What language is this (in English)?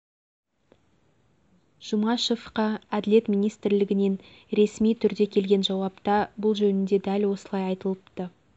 Kazakh